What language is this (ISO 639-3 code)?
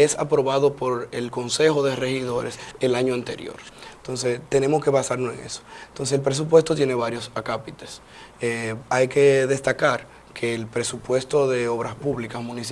spa